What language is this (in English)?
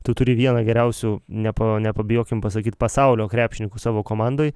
Lithuanian